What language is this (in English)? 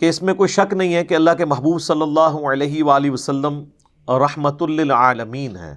Urdu